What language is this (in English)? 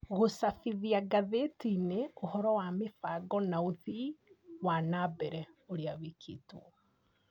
Kikuyu